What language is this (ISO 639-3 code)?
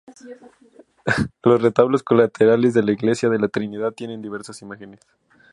spa